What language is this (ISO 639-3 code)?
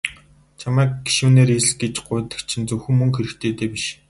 mon